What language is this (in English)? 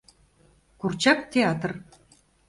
Mari